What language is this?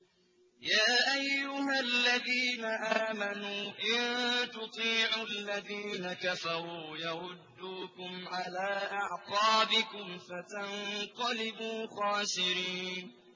Arabic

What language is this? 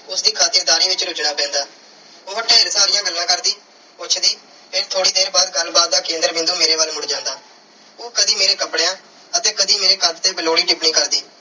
Punjabi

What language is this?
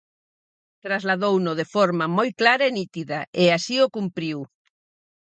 Galician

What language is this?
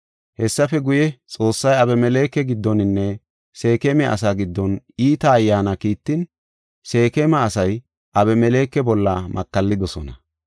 Gofa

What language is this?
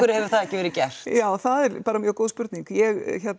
Icelandic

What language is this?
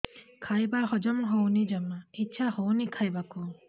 Odia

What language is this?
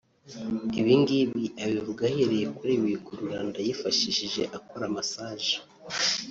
Kinyarwanda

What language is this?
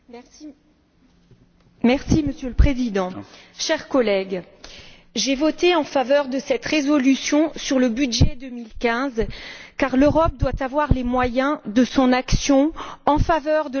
French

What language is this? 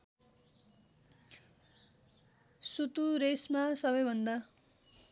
Nepali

